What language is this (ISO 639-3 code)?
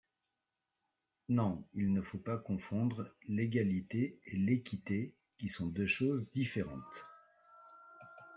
fra